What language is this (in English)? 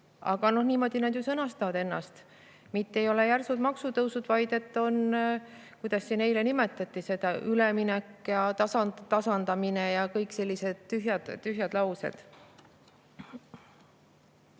Estonian